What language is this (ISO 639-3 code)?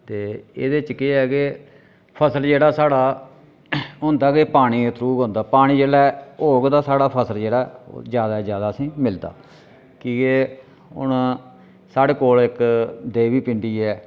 doi